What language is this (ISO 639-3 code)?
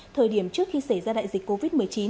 vie